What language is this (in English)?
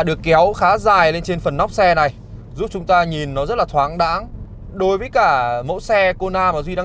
Vietnamese